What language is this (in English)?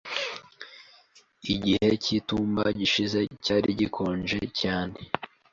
Kinyarwanda